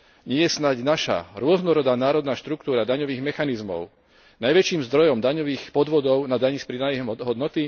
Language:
Slovak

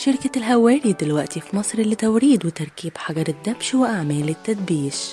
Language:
Arabic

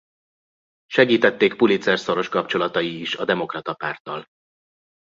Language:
Hungarian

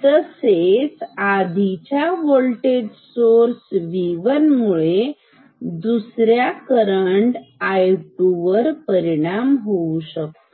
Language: Marathi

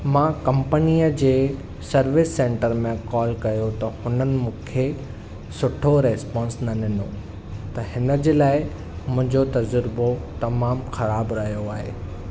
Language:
Sindhi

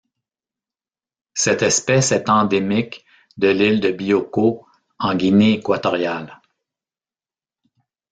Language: French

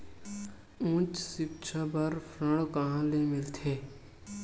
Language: Chhattisgarhi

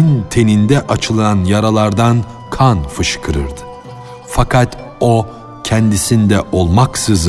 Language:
Turkish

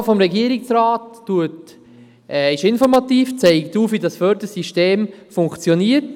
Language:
Swiss German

